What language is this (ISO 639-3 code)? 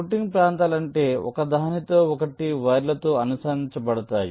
tel